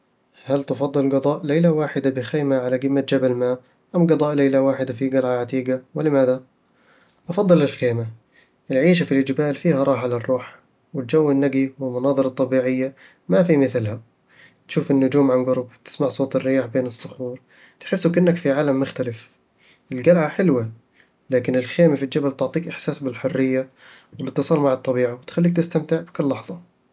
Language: Eastern Egyptian Bedawi Arabic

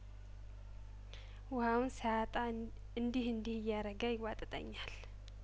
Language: Amharic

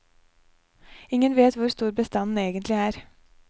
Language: Norwegian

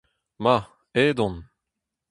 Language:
Breton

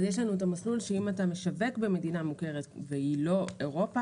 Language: Hebrew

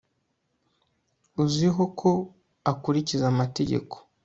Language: Kinyarwanda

